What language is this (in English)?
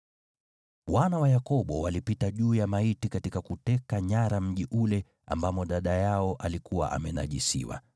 Swahili